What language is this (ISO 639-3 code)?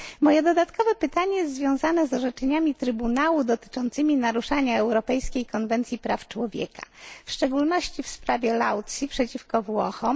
pol